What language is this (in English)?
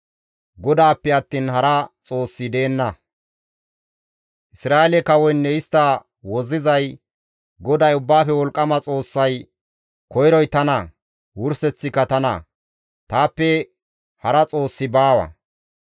Gamo